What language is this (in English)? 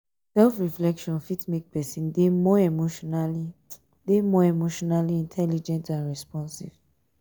Nigerian Pidgin